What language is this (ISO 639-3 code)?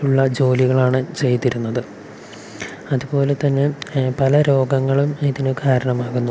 mal